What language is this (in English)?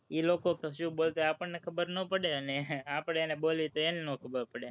Gujarati